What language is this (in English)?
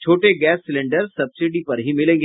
Hindi